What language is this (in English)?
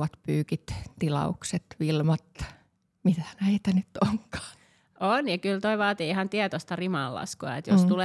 Finnish